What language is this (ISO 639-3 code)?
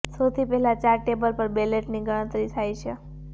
guj